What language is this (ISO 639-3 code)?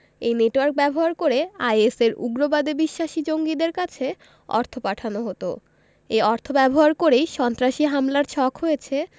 ben